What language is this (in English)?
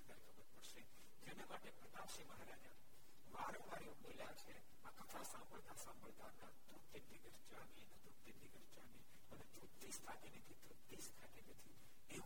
Gujarati